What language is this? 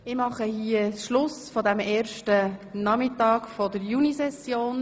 Swiss German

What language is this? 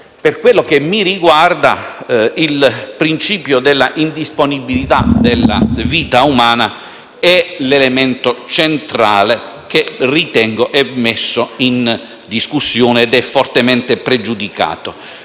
Italian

